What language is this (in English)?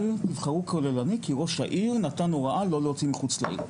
Hebrew